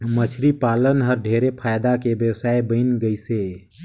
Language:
Chhattisgarhi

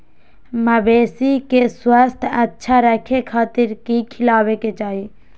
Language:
Magahi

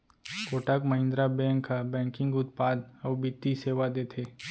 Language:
Chhattisgarhi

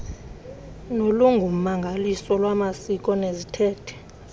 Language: Xhosa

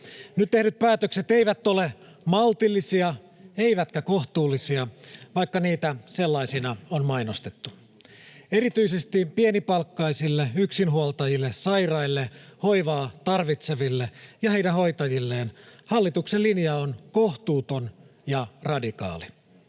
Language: Finnish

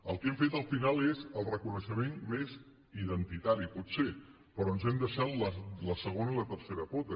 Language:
Catalan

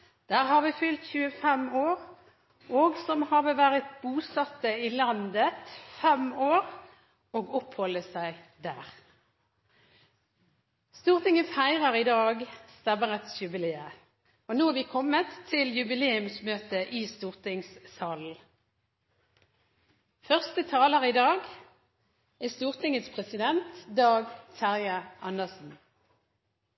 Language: Norwegian Bokmål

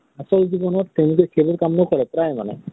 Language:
Assamese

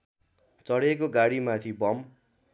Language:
Nepali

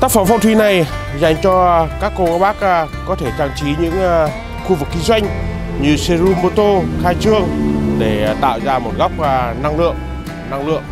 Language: Vietnamese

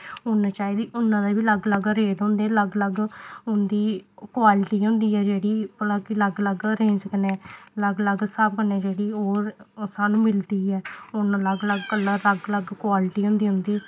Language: Dogri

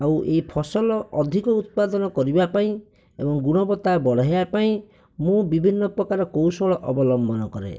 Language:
Odia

